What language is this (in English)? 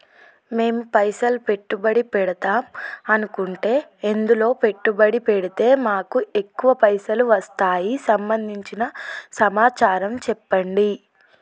Telugu